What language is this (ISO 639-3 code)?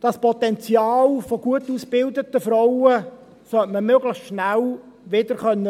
gsw